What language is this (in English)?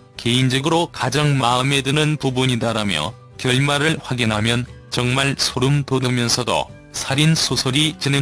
Korean